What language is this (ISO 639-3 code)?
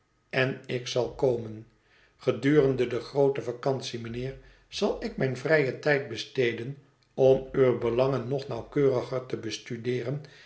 nld